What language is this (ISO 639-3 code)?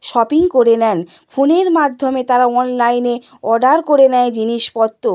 ben